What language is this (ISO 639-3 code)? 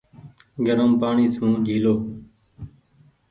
gig